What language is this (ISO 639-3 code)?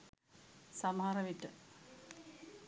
sin